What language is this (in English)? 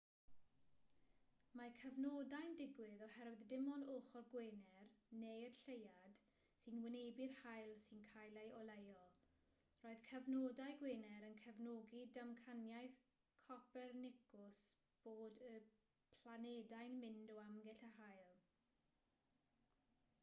Welsh